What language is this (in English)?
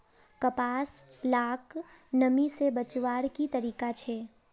Magahi